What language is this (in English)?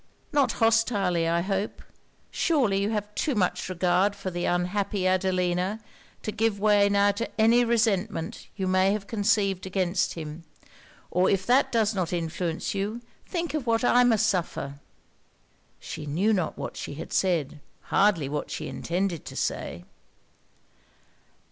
English